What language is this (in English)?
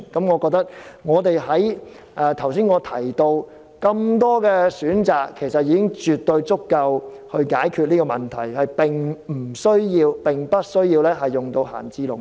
Cantonese